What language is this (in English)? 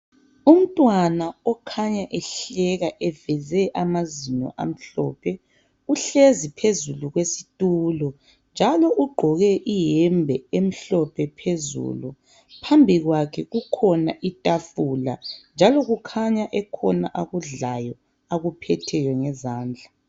North Ndebele